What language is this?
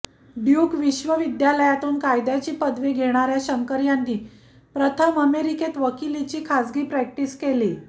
Marathi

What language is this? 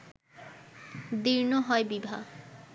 Bangla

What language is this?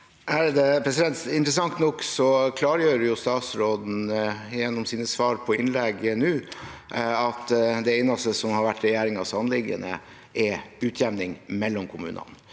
Norwegian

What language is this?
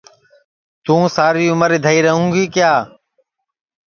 Sansi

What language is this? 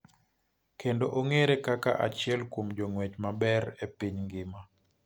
Luo (Kenya and Tanzania)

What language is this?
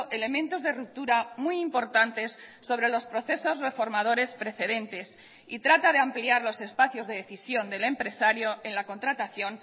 Spanish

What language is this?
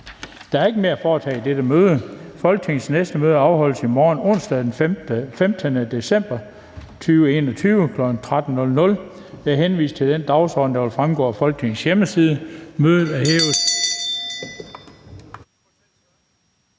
Danish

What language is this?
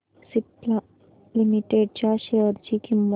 Marathi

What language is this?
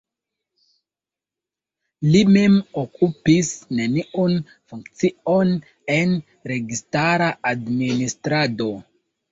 Esperanto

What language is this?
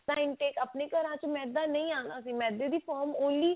Punjabi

